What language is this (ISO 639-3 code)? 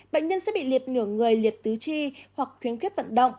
vie